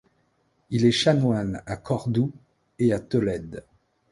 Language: French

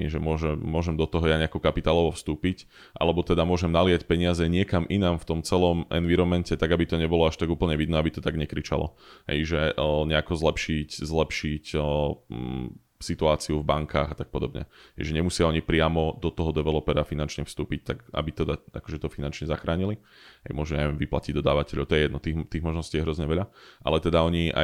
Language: Slovak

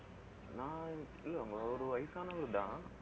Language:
Tamil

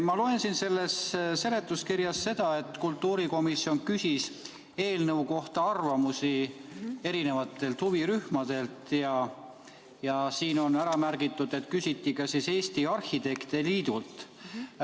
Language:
Estonian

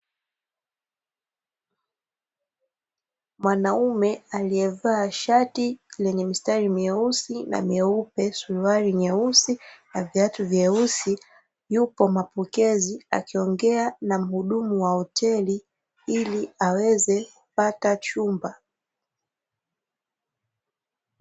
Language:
Swahili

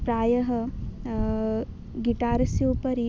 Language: Sanskrit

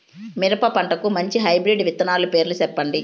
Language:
Telugu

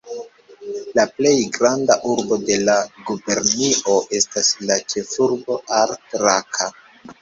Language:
Esperanto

